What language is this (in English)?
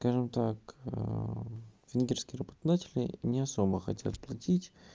Russian